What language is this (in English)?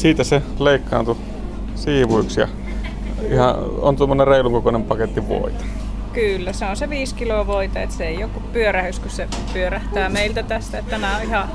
Finnish